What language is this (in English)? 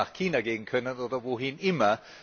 German